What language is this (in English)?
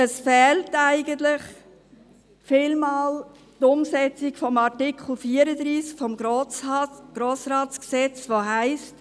Swiss German